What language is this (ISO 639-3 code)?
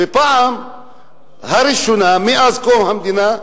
heb